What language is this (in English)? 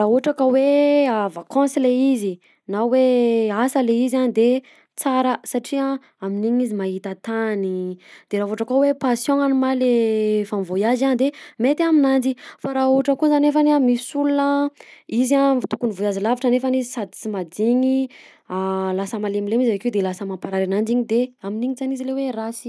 Southern Betsimisaraka Malagasy